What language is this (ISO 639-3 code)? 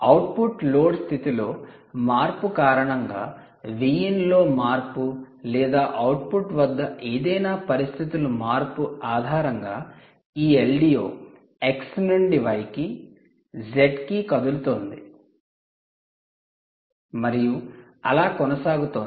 tel